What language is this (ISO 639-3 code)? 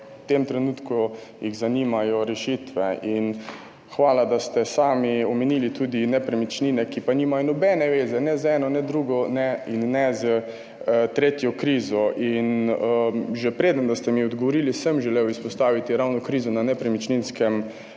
slv